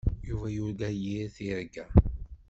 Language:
Kabyle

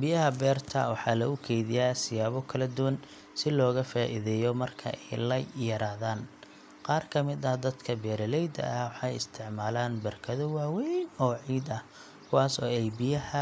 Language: Somali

